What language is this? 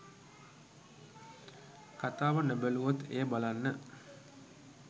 Sinhala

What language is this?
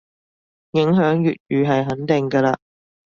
Cantonese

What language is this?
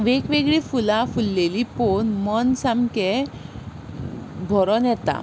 Konkani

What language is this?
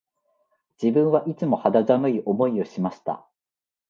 Japanese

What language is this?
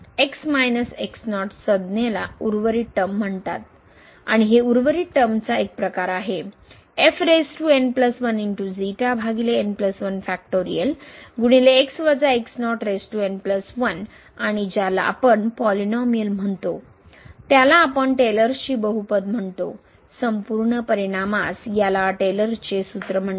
Marathi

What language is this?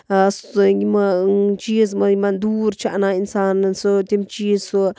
Kashmiri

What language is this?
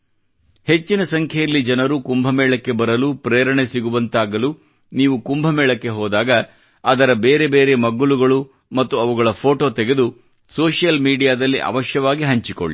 Kannada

